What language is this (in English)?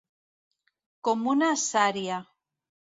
Catalan